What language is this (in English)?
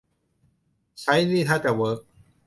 Thai